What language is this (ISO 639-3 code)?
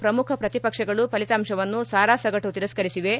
kan